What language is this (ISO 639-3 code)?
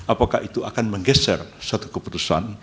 ind